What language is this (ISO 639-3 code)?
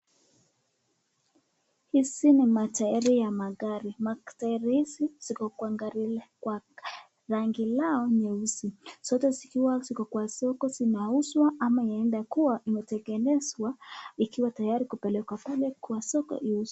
swa